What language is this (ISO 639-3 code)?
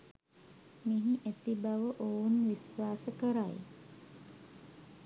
sin